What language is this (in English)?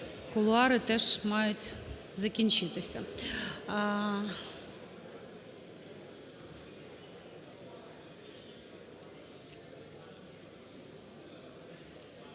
Ukrainian